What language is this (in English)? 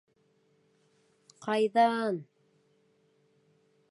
Bashkir